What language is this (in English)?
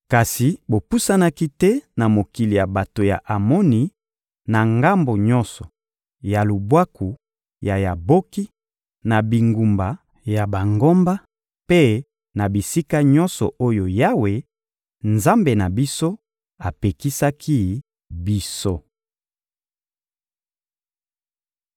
Lingala